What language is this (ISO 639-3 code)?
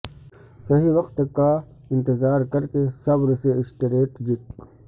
urd